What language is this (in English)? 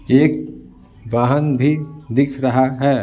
Hindi